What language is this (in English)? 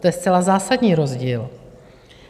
Czech